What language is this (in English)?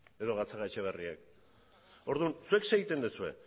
Basque